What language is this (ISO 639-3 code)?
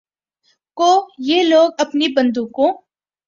urd